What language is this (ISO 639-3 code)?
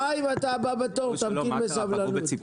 heb